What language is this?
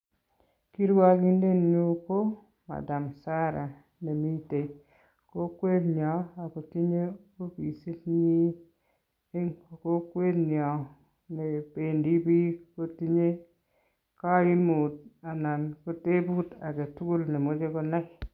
Kalenjin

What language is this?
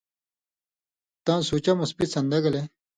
Indus Kohistani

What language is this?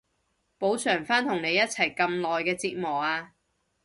Cantonese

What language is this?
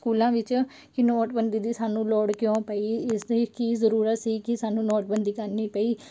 Punjabi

